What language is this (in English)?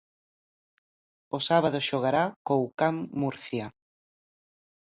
Galician